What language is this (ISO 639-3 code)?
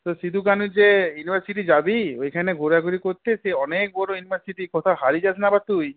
ben